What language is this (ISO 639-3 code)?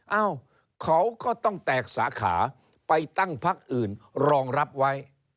tha